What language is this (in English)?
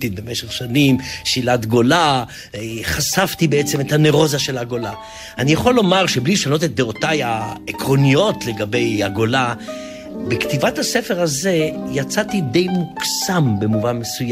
Hebrew